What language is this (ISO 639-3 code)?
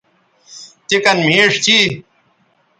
btv